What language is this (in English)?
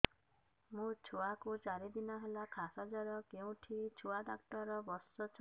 Odia